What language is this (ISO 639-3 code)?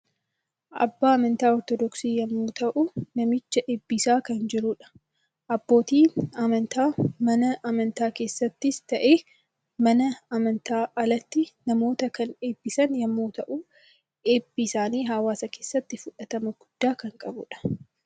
orm